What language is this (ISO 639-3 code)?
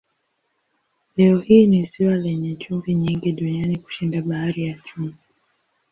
swa